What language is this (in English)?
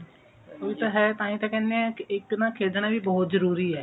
Punjabi